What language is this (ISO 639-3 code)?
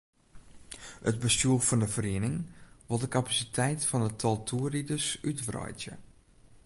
fry